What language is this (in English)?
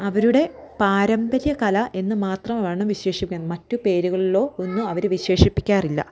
Malayalam